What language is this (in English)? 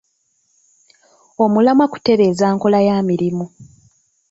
Ganda